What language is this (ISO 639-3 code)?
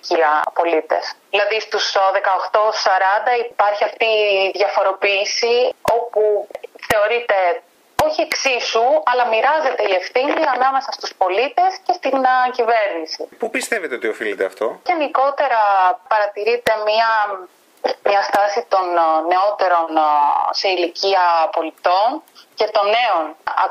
ell